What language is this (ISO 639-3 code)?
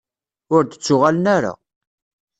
kab